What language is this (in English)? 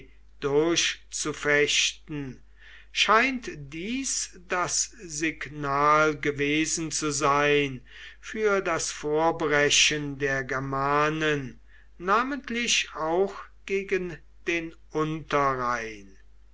German